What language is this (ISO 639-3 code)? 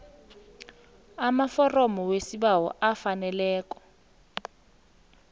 nbl